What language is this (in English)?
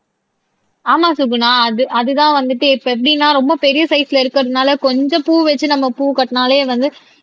Tamil